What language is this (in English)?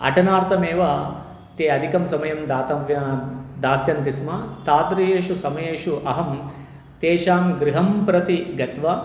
Sanskrit